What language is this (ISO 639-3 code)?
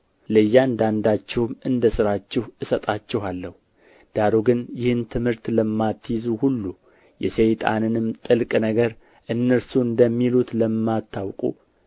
amh